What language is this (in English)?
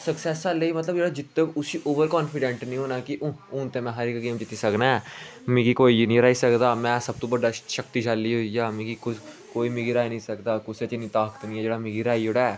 Dogri